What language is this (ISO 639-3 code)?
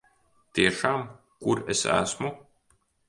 lav